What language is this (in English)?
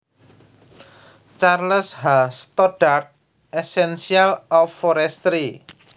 Javanese